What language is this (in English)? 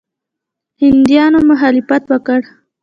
Pashto